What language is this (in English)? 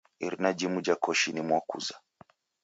Taita